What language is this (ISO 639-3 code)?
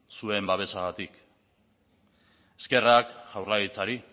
eus